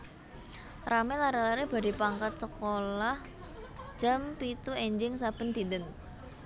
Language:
Javanese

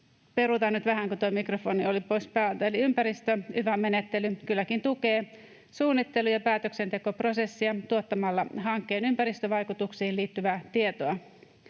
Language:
Finnish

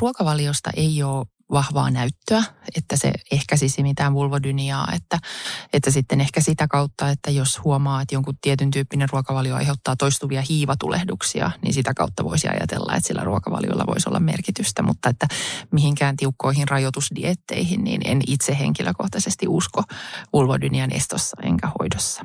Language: Finnish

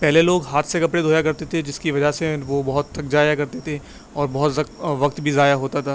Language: Urdu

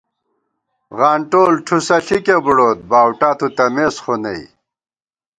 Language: Gawar-Bati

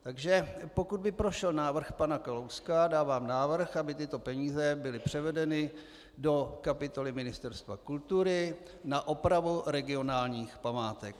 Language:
Czech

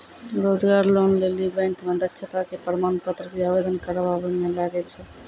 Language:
Maithili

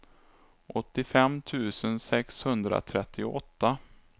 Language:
Swedish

